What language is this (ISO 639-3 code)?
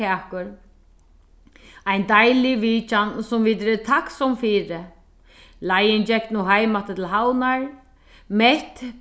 fao